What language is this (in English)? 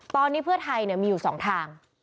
Thai